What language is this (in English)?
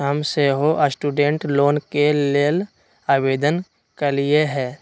Magahi